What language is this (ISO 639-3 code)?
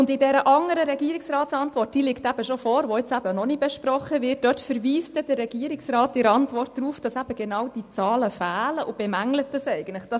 gsw